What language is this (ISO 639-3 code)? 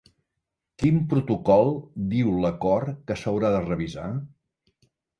cat